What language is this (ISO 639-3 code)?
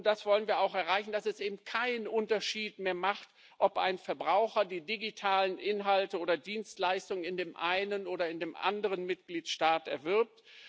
deu